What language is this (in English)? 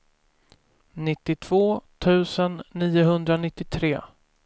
Swedish